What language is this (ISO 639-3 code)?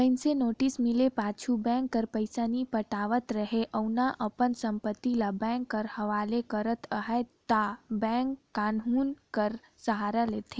hne